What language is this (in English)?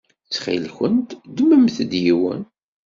Kabyle